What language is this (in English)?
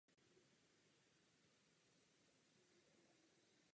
Czech